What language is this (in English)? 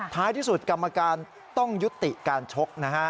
Thai